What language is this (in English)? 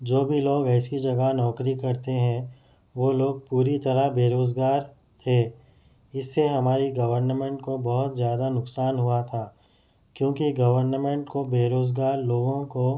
Urdu